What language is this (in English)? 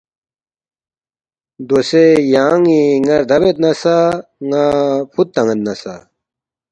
Balti